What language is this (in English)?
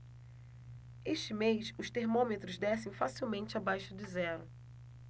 Portuguese